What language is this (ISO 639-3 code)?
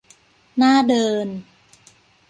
tha